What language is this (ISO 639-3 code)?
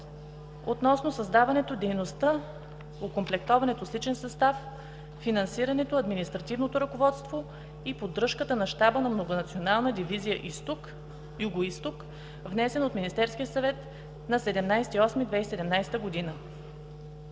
bul